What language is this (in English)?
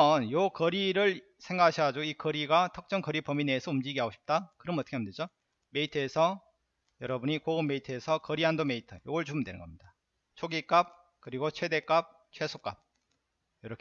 Korean